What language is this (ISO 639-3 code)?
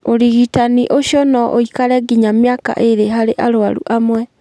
kik